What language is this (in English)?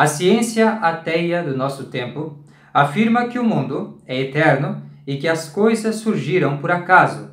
Portuguese